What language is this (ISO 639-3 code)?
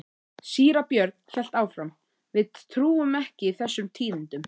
isl